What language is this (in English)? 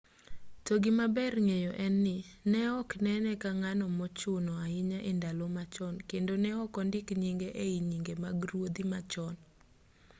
Luo (Kenya and Tanzania)